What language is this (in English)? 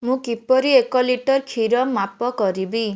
Odia